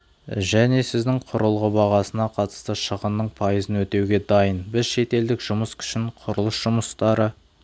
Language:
Kazakh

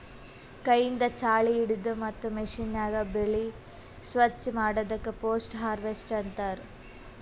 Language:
Kannada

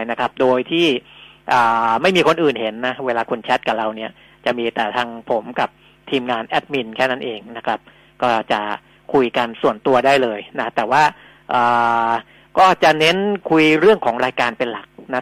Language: Thai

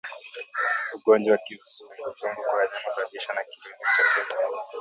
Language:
Swahili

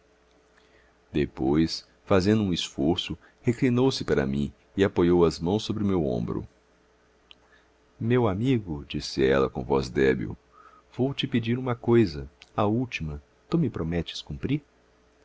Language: Portuguese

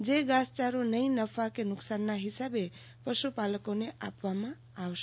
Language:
Gujarati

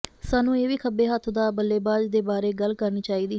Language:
Punjabi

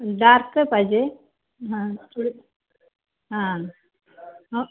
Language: Marathi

